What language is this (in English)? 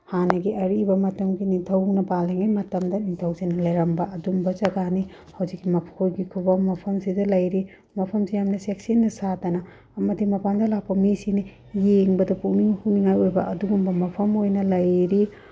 Manipuri